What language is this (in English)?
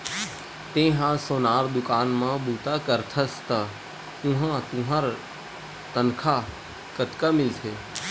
Chhattisgarhi